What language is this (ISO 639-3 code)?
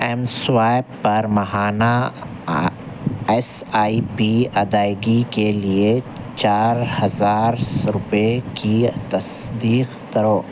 urd